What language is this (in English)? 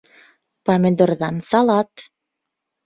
Bashkir